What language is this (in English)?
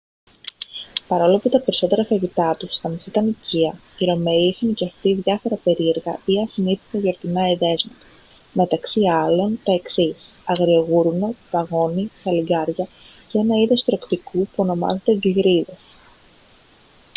Greek